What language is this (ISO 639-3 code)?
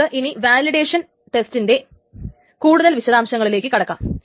mal